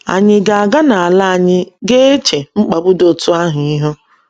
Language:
Igbo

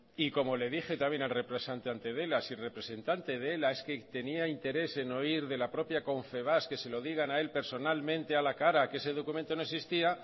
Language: Spanish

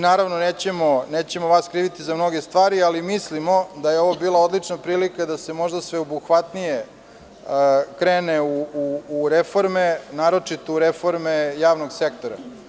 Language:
Serbian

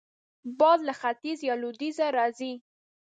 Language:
Pashto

